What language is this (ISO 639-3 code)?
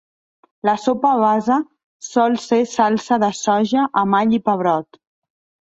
cat